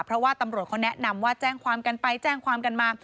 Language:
Thai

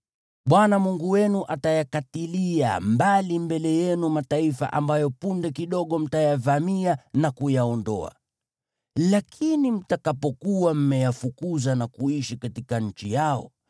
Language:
Swahili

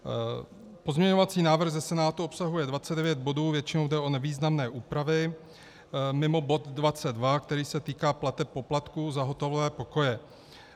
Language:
Czech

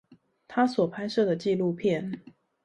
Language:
Chinese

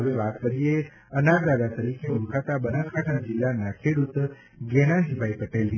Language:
Gujarati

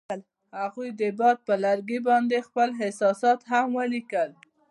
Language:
Pashto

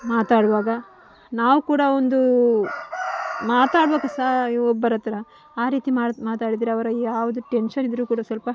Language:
Kannada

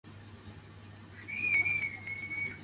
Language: Chinese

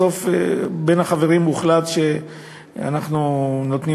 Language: Hebrew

